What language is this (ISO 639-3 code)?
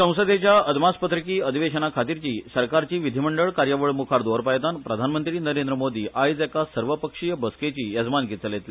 kok